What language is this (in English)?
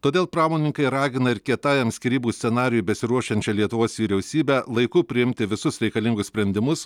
Lithuanian